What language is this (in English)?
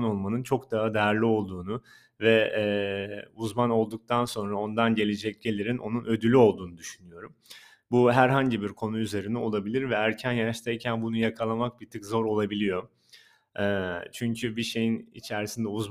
Turkish